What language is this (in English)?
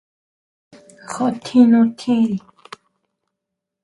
Huautla Mazatec